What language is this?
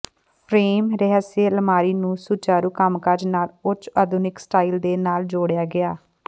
Punjabi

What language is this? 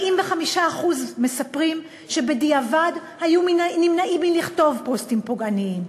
Hebrew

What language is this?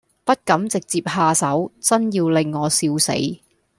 Cantonese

